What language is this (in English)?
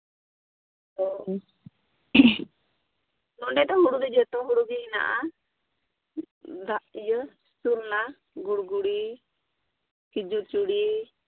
Santali